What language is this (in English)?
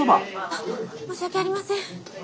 Japanese